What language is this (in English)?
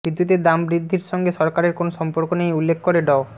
Bangla